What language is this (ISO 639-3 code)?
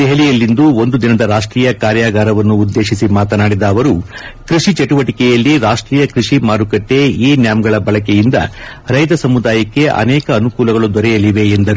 kan